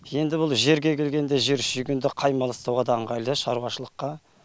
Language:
Kazakh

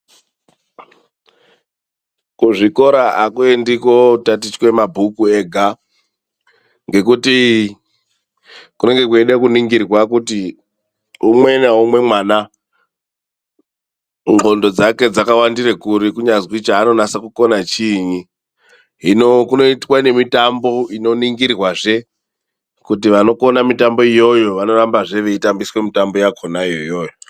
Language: Ndau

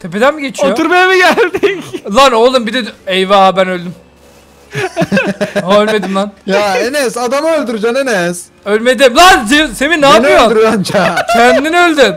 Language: Turkish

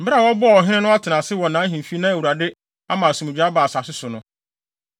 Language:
Akan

